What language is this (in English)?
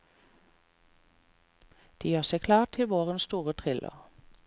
Norwegian